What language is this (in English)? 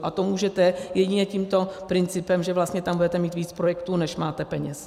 Czech